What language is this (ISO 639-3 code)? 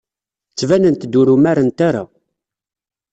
kab